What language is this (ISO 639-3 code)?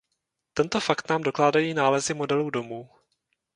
ces